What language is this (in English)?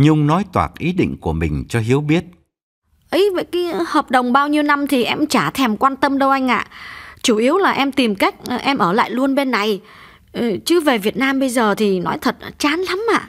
Vietnamese